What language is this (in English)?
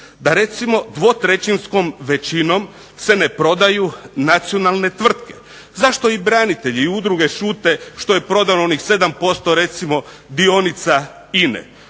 Croatian